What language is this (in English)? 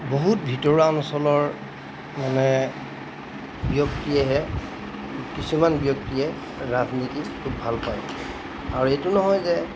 Assamese